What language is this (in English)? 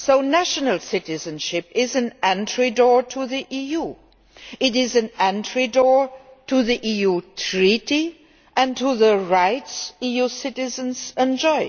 English